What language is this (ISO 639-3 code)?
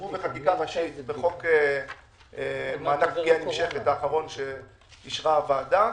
heb